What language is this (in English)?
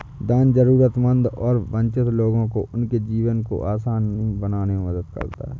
Hindi